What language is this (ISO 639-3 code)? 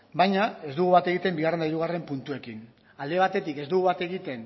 eus